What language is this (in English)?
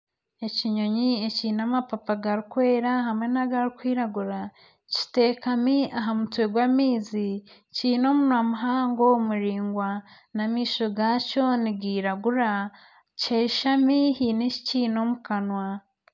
Nyankole